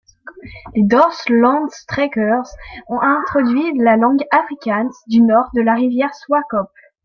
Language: French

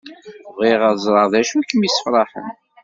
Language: Kabyle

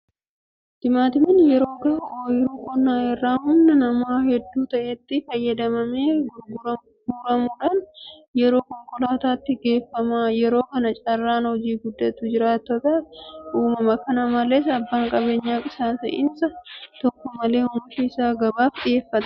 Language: Oromo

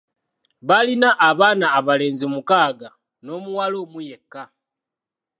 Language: Ganda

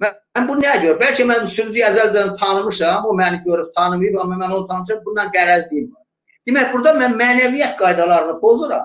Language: Turkish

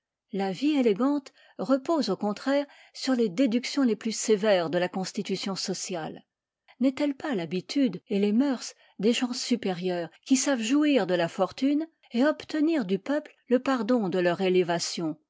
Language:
French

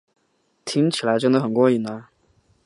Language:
Chinese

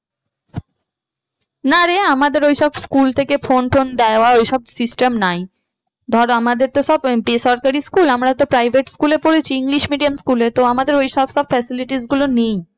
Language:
Bangla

